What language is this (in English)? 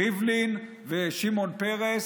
Hebrew